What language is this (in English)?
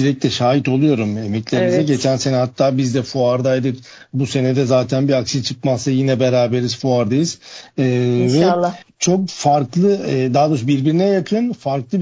Turkish